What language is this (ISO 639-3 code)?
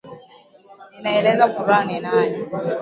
swa